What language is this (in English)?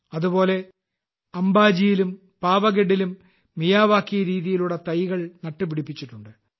Malayalam